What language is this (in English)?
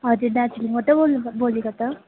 Nepali